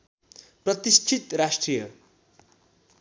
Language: Nepali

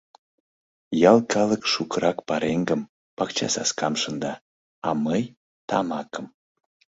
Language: Mari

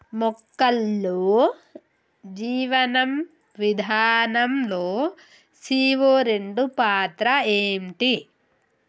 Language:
Telugu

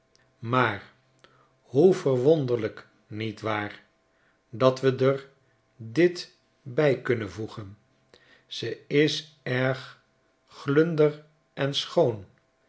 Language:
Dutch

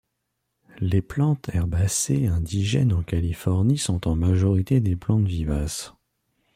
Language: French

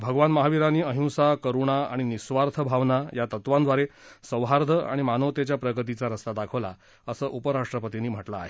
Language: Marathi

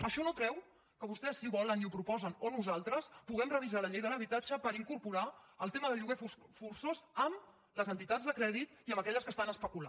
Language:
Catalan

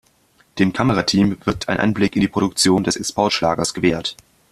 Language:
German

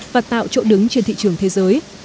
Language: Vietnamese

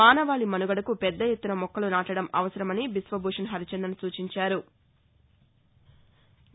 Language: Telugu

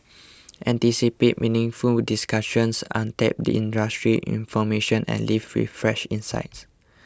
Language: English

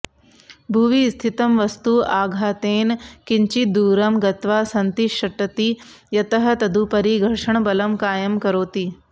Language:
Sanskrit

